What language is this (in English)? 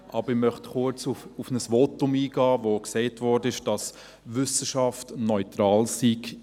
Swiss German